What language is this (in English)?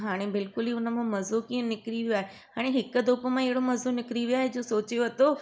Sindhi